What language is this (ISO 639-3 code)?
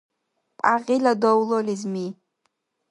dar